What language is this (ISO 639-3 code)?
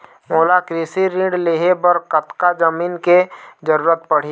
hne